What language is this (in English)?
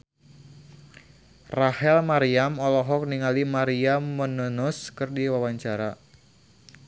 Sundanese